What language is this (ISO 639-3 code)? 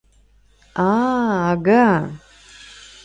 chm